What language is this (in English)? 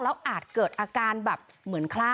Thai